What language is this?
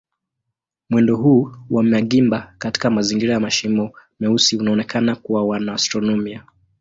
Swahili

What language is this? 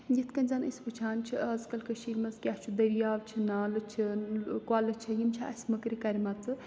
Kashmiri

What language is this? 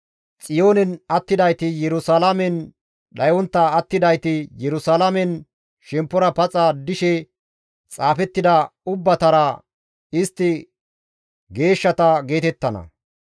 Gamo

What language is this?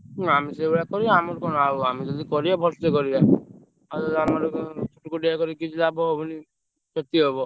Odia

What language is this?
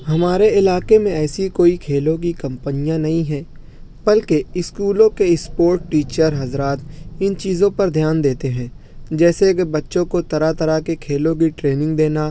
Urdu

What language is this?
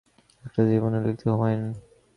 Bangla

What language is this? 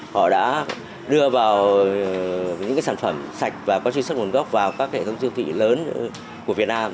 Vietnamese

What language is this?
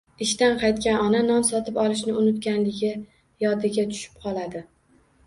Uzbek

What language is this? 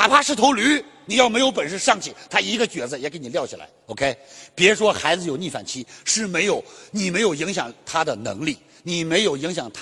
Chinese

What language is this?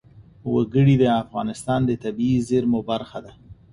Pashto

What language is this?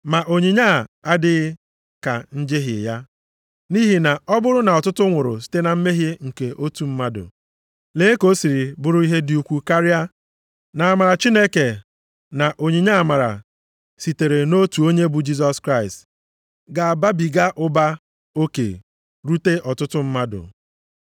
Igbo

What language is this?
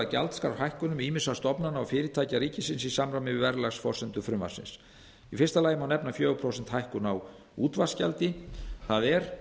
Icelandic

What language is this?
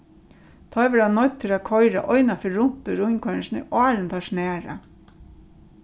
Faroese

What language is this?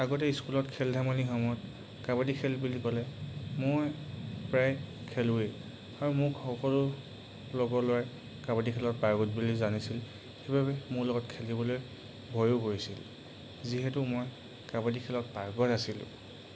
Assamese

